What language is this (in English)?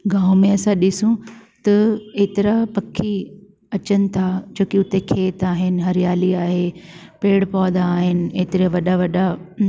Sindhi